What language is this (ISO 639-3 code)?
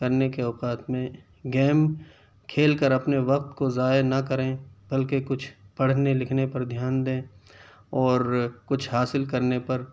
urd